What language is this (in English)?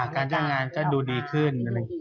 Thai